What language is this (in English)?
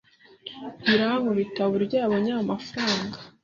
Kinyarwanda